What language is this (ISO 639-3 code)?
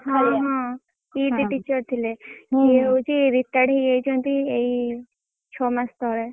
ori